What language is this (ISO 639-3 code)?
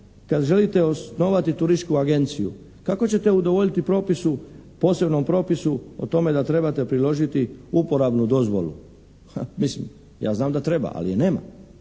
hrv